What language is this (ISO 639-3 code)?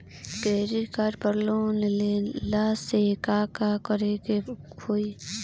bho